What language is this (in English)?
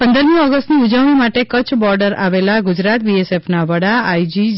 Gujarati